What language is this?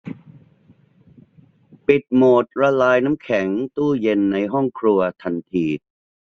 Thai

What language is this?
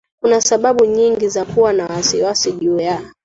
Swahili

